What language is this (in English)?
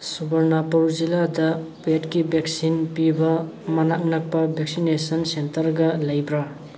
Manipuri